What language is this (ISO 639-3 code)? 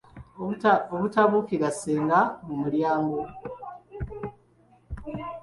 lug